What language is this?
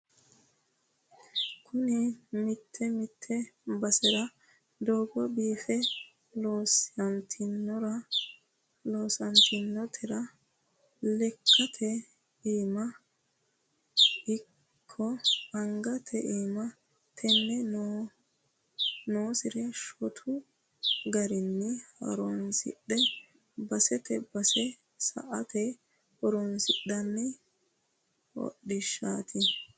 Sidamo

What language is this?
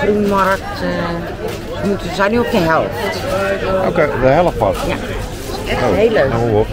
Dutch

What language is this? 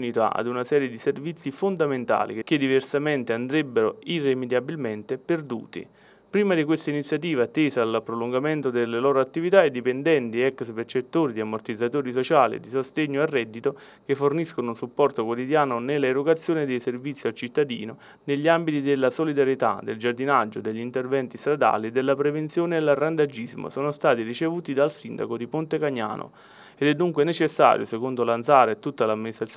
Italian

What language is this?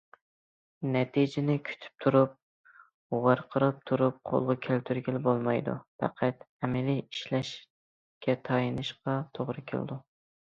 Uyghur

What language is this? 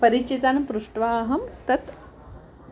Sanskrit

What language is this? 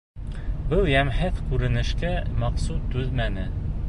Bashkir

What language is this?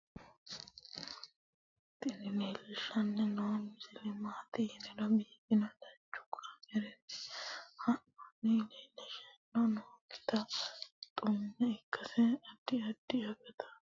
Sidamo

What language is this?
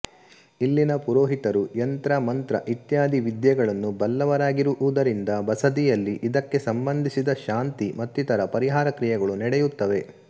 Kannada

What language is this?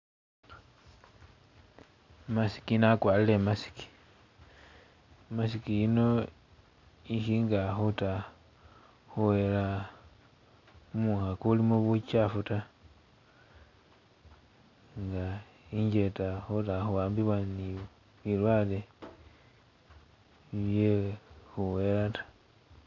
Masaaba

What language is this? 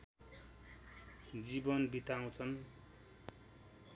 Nepali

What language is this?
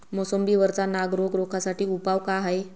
Marathi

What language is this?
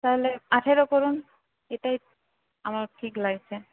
Bangla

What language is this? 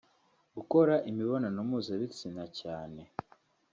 Kinyarwanda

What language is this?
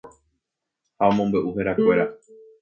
Guarani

